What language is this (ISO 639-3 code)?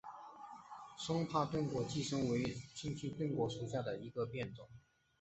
zho